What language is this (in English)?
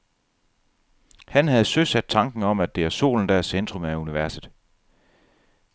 Danish